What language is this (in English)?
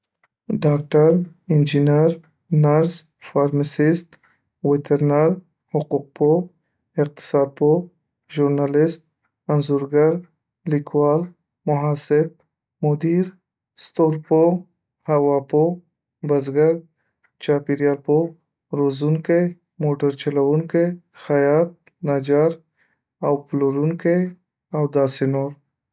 Pashto